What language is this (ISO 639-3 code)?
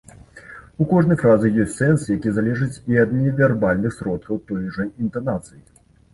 bel